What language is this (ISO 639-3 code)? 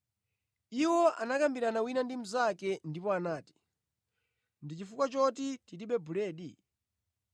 nya